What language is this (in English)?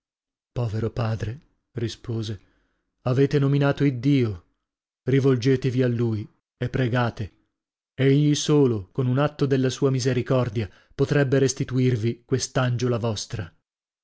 Italian